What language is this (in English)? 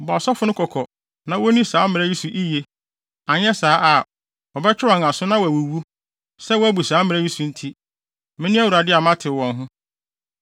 Akan